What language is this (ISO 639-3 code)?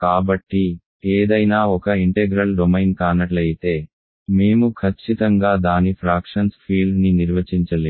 tel